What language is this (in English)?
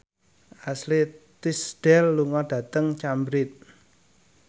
Javanese